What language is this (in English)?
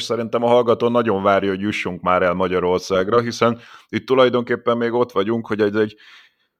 Hungarian